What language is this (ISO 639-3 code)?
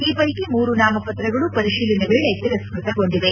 kan